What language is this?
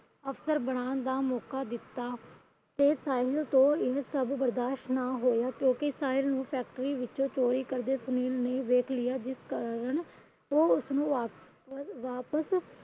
Punjabi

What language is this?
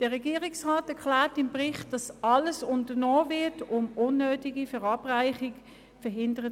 Swiss German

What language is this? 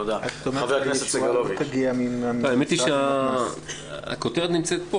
Hebrew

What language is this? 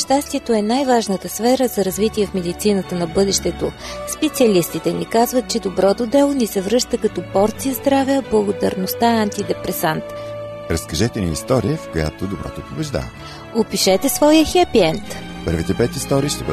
Bulgarian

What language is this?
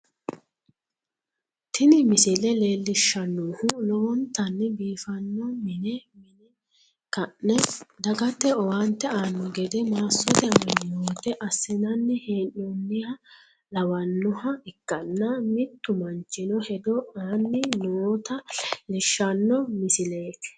Sidamo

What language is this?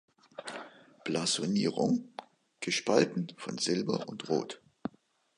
German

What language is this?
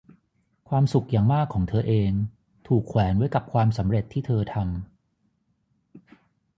Thai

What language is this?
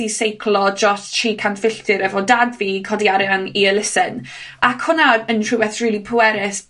Welsh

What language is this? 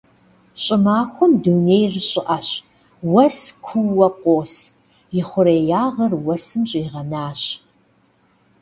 Kabardian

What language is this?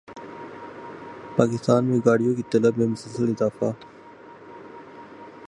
Urdu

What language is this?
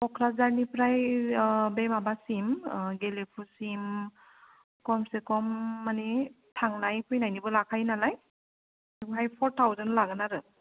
Bodo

